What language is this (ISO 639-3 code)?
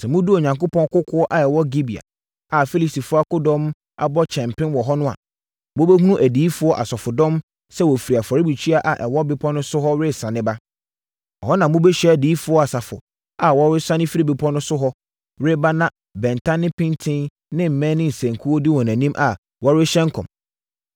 aka